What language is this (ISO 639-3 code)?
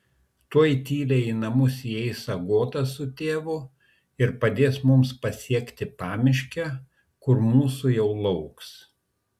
lit